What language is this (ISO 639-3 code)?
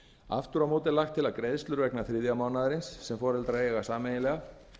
isl